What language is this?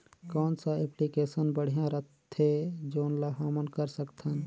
Chhattisgarhi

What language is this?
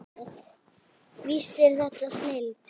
Icelandic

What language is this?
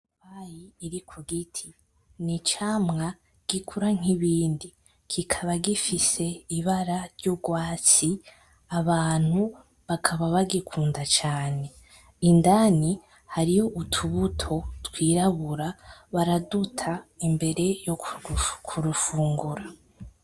Rundi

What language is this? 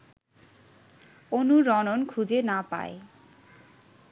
Bangla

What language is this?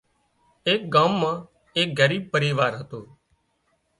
Wadiyara Koli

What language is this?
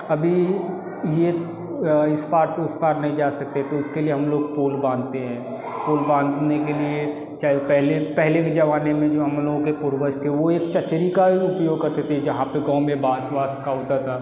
Hindi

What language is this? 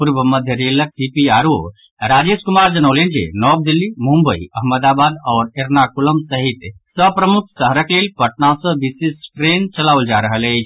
Maithili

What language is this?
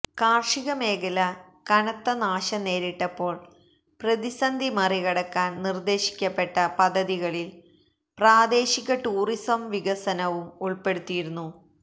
Malayalam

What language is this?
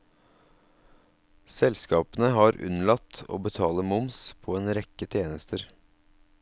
Norwegian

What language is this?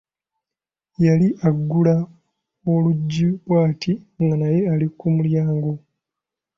Ganda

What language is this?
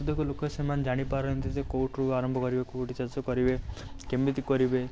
Odia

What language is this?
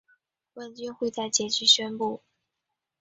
Chinese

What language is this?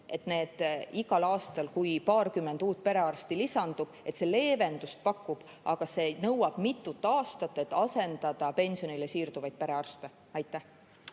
Estonian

